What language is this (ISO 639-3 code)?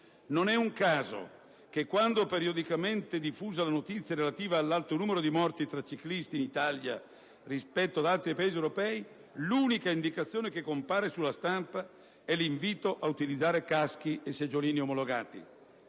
ita